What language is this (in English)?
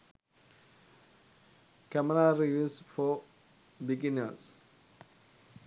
Sinhala